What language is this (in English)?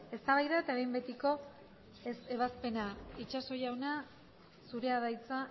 Basque